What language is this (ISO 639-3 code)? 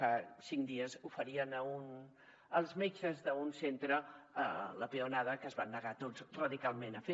cat